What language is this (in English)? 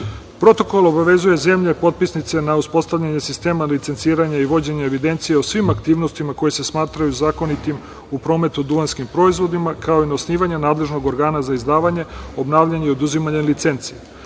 Serbian